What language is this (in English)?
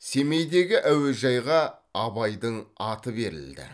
Kazakh